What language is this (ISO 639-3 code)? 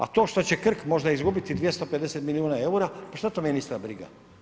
hrv